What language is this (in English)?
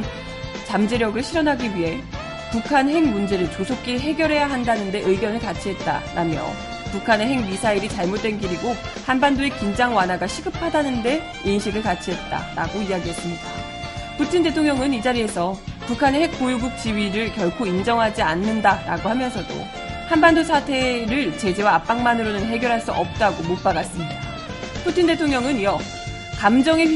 Korean